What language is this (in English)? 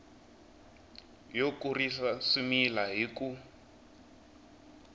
Tsonga